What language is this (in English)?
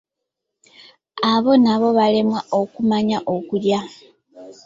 Ganda